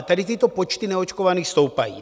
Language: Czech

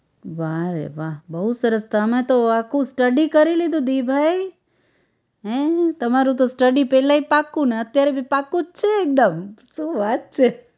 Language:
Gujarati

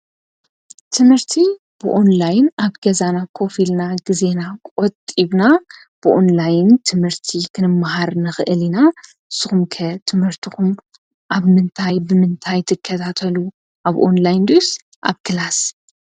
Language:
Tigrinya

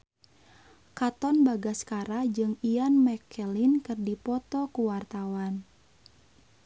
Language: Sundanese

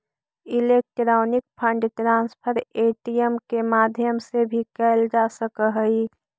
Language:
Magahi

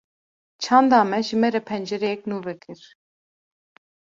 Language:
Kurdish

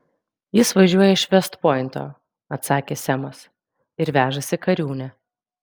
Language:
Lithuanian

